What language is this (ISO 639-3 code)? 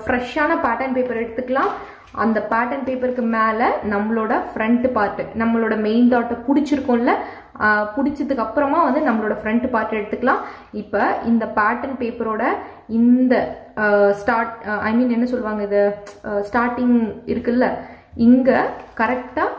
tam